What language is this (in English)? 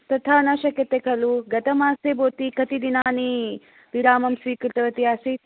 Sanskrit